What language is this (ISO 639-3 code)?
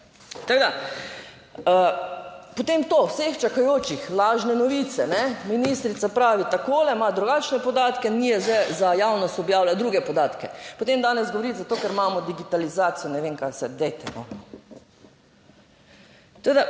slv